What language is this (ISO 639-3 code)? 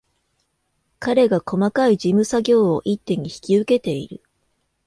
jpn